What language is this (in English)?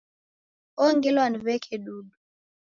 Taita